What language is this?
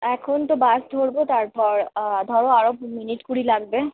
Bangla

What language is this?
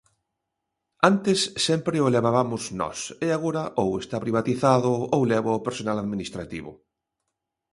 Galician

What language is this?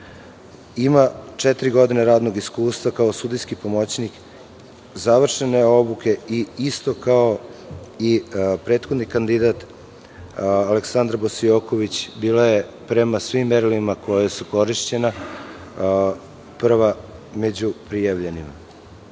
Serbian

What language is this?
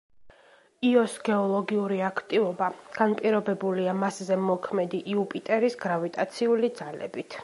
Georgian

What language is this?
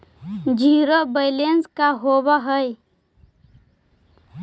Magahi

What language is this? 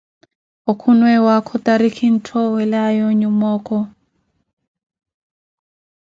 Koti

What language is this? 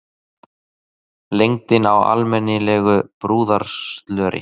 Icelandic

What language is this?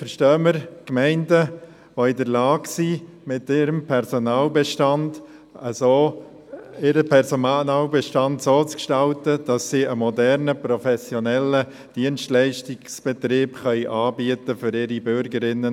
Swiss German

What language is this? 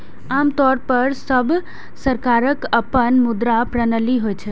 Maithili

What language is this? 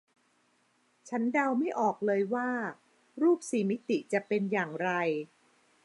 Thai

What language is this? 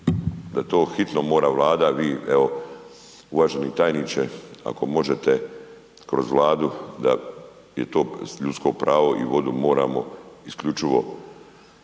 Croatian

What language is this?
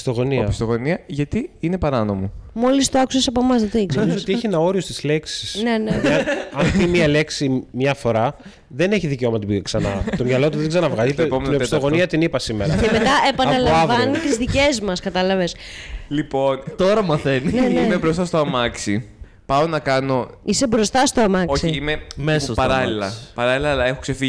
Greek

